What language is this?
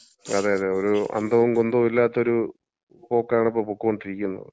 Malayalam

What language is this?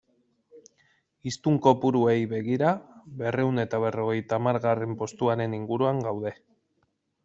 Basque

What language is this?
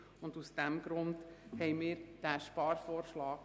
Swiss German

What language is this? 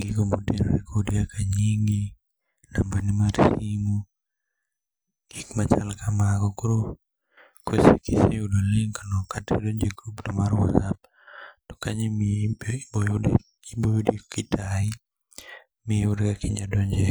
Luo (Kenya and Tanzania)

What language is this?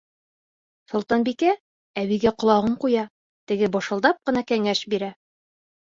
Bashkir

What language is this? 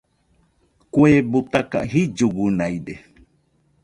Nüpode Huitoto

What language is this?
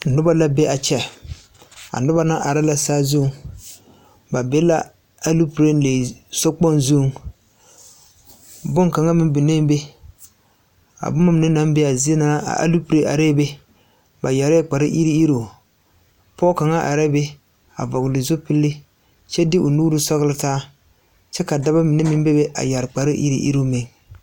Southern Dagaare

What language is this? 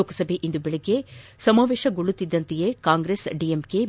Kannada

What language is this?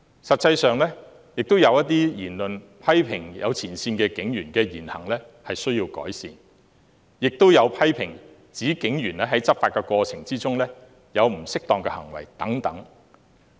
Cantonese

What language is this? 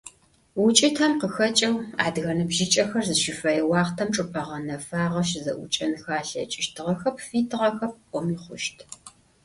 Adyghe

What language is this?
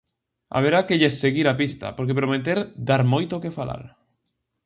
Galician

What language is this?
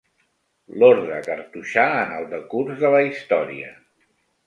Catalan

